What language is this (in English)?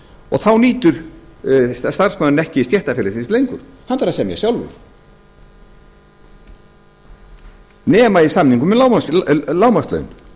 Icelandic